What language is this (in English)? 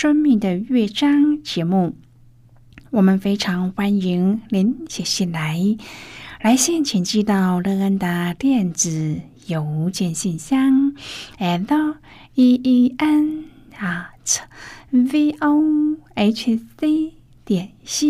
Chinese